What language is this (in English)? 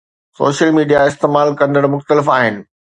Sindhi